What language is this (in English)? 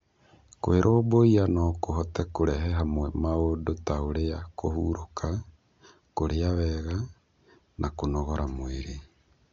Kikuyu